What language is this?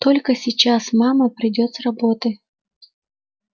Russian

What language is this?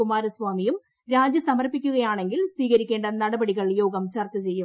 Malayalam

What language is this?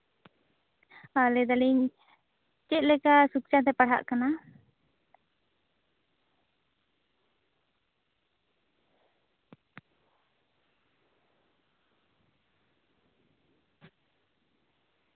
Santali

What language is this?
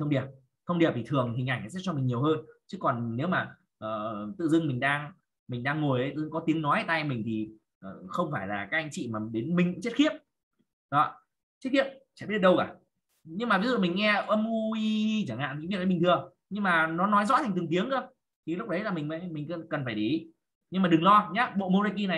Vietnamese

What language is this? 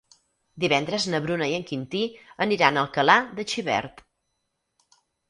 Catalan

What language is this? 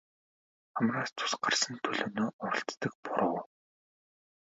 Mongolian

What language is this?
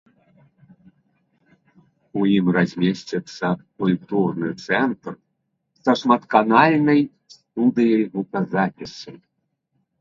Belarusian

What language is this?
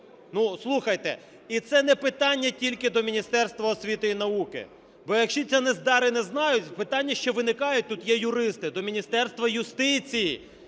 Ukrainian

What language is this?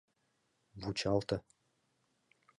Mari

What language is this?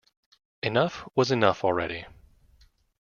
English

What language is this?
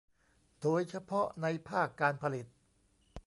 Thai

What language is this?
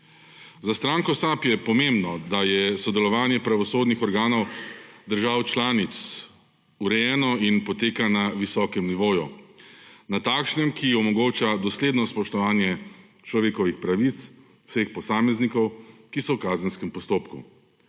Slovenian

